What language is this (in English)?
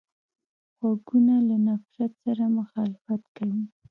Pashto